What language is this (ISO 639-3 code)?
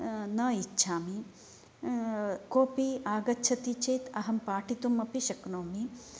san